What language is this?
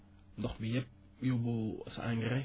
Wolof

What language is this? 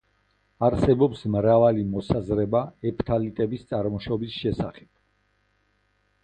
Georgian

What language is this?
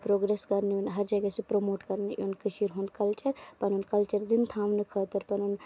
Kashmiri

